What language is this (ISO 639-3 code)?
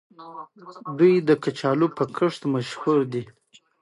pus